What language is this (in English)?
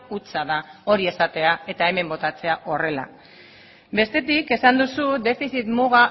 Basque